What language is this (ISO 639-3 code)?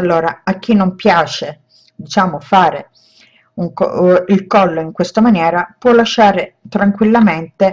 ita